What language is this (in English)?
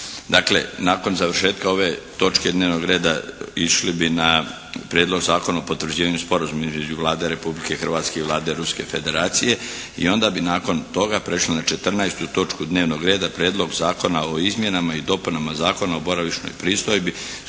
Croatian